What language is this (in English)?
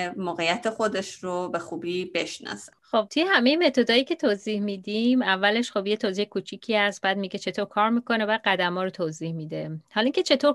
Persian